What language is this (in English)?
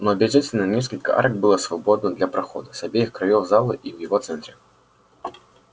Russian